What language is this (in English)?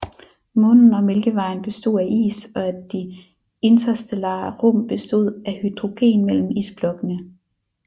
Danish